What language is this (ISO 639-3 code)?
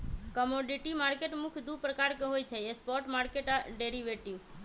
mag